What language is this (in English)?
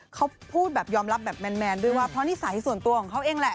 Thai